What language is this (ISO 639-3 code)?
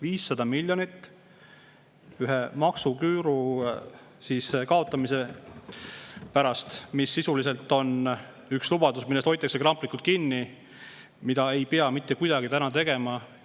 est